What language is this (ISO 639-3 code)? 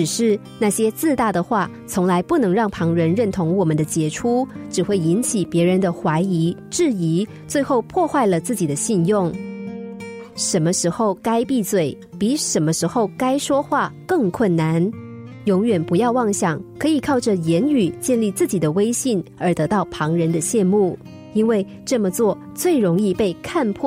zho